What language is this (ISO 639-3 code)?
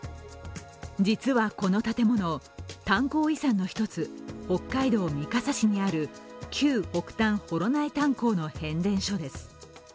jpn